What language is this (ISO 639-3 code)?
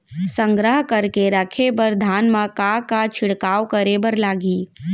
hne